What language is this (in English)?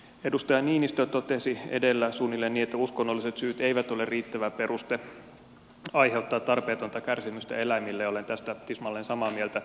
Finnish